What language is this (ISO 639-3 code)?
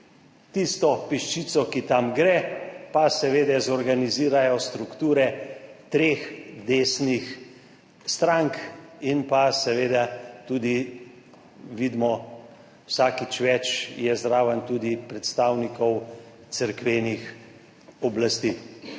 slv